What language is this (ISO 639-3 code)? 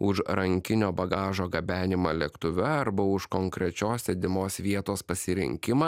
lit